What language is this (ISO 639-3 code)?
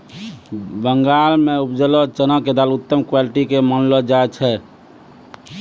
mai